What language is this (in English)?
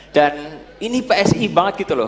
Indonesian